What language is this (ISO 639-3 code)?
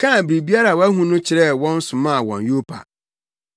aka